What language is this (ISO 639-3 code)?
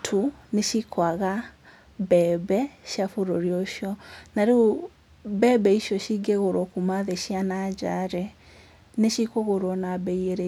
kik